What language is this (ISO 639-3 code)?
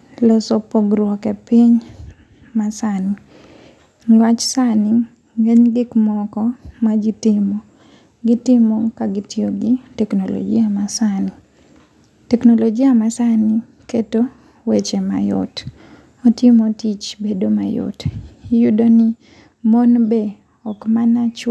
luo